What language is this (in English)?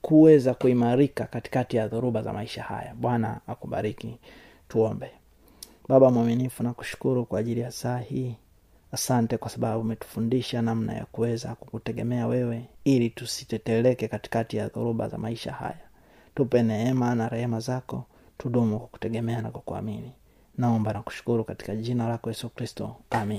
Swahili